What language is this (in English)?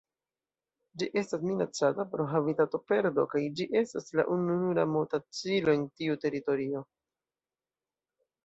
Esperanto